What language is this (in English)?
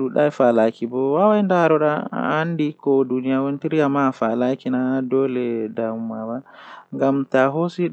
Western Niger Fulfulde